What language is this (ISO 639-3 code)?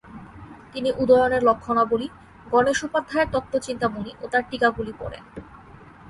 ben